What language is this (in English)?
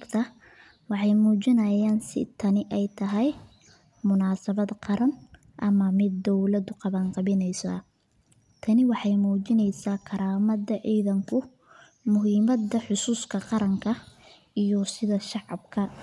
Somali